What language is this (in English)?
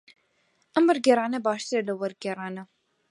Central Kurdish